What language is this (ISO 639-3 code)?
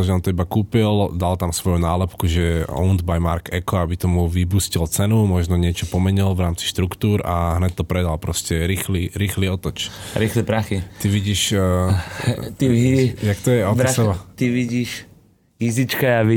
slk